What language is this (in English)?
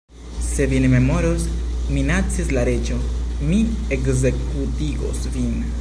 Esperanto